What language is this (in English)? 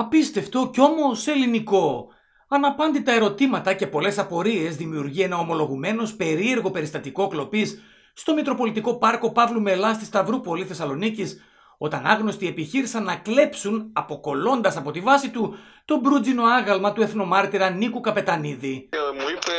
Greek